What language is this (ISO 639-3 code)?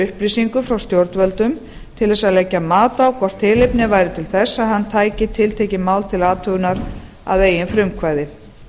isl